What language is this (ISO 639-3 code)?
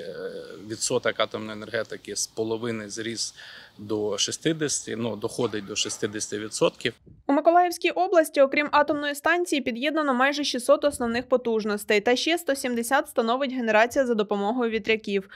ukr